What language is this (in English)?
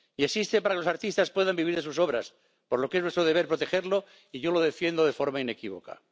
Spanish